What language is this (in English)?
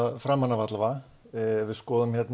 Icelandic